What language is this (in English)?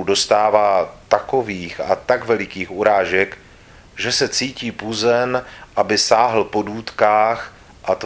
Czech